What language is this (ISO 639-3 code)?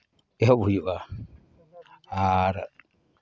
sat